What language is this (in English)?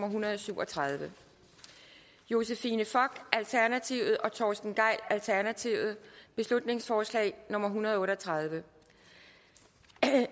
Danish